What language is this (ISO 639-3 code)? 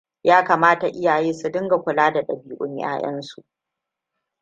hau